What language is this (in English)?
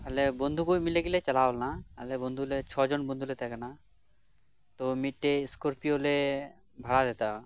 Santali